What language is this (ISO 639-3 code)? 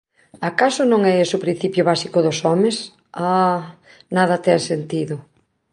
glg